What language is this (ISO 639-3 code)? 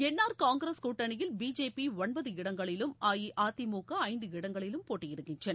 tam